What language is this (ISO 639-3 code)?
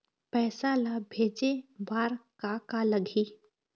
hne